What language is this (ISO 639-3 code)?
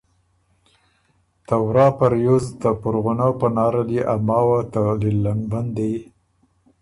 oru